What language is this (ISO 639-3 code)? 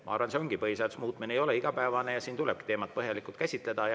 est